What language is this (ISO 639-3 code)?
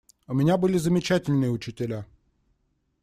rus